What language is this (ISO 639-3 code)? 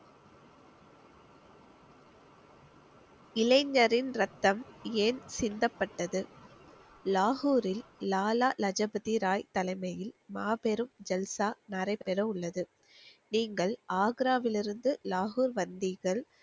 tam